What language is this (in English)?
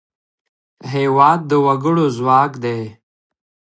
Pashto